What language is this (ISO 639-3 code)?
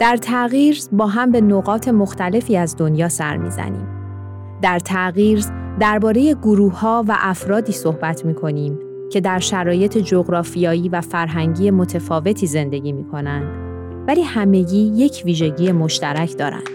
fas